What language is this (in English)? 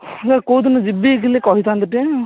Odia